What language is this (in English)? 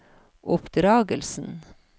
Norwegian